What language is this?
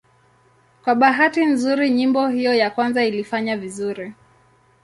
Swahili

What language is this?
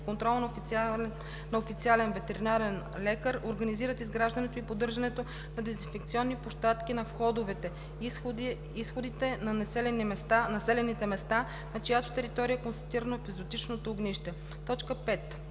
Bulgarian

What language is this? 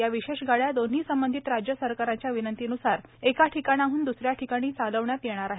Marathi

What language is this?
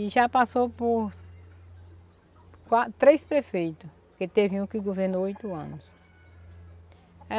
Portuguese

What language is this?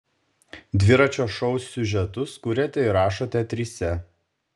Lithuanian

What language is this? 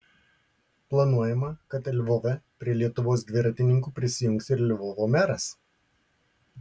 Lithuanian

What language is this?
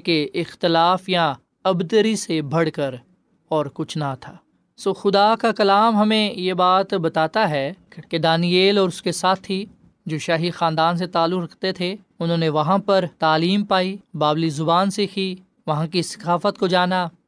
Urdu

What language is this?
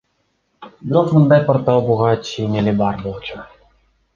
Kyrgyz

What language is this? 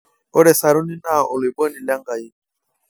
Masai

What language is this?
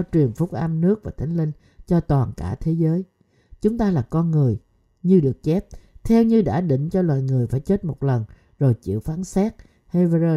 Vietnamese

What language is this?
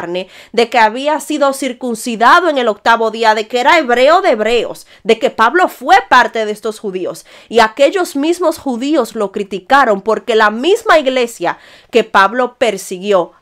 Spanish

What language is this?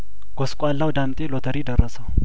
Amharic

